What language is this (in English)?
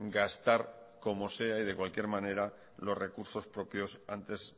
Spanish